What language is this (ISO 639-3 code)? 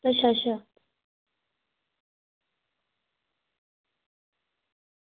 doi